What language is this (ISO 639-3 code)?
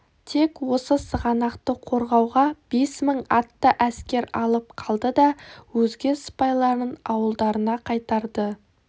kaz